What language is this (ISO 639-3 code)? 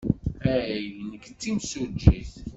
kab